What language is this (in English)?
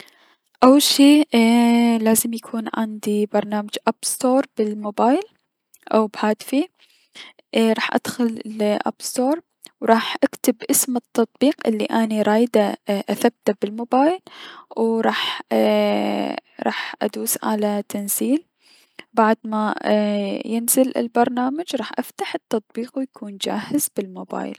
Mesopotamian Arabic